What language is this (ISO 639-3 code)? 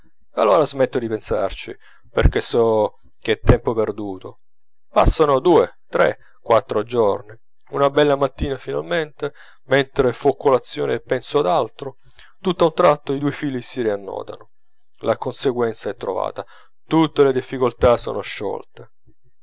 ita